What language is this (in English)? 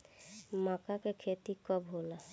Bhojpuri